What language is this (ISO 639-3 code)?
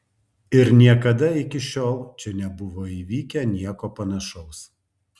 lit